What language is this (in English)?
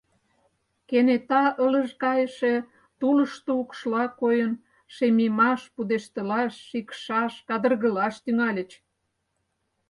Mari